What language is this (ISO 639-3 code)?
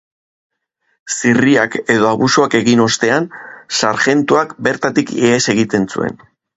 eus